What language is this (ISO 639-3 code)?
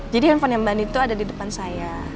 ind